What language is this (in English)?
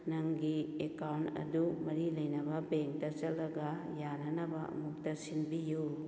Manipuri